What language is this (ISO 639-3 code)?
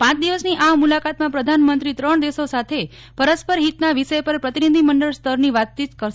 guj